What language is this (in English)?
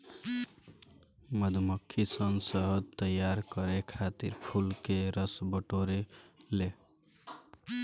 Bhojpuri